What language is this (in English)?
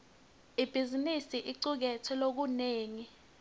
Swati